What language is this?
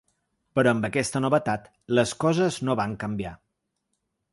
Catalan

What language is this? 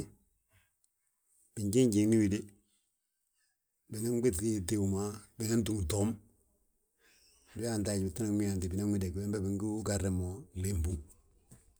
Balanta-Ganja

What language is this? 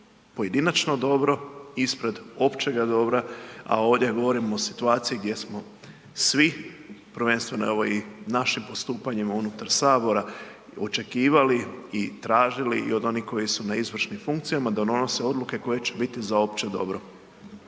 Croatian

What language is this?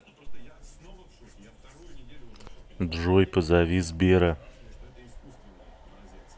Russian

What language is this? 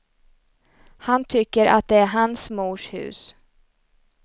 Swedish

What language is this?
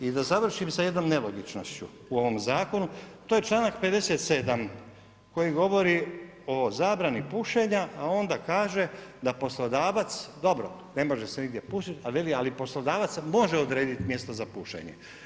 Croatian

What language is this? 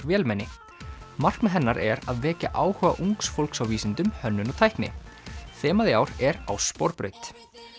Icelandic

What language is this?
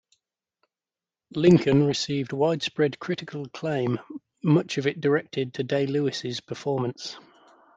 English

